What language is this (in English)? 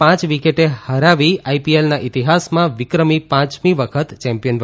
Gujarati